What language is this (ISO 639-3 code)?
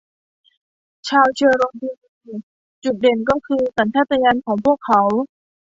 tha